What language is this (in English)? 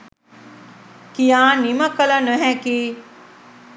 Sinhala